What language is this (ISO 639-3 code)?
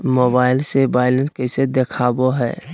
mag